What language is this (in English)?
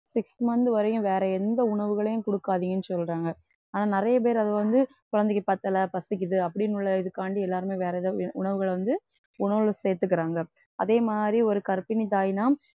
Tamil